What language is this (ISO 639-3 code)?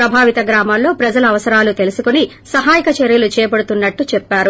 tel